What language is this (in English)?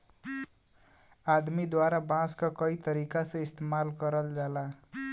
Bhojpuri